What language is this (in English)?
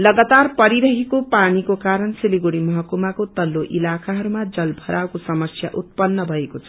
Nepali